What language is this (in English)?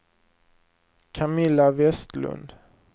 Swedish